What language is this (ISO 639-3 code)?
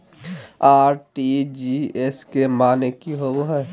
mag